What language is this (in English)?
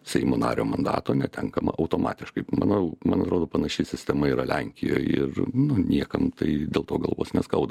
Lithuanian